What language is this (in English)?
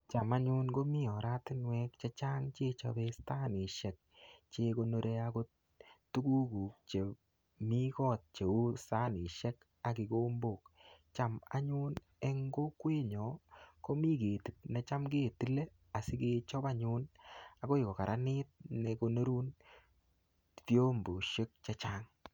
Kalenjin